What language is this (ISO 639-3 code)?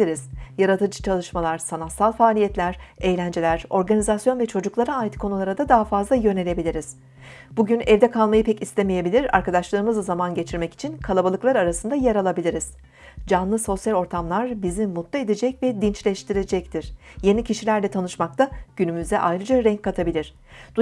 tur